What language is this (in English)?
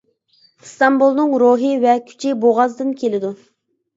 Uyghur